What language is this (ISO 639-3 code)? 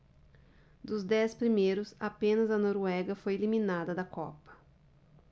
por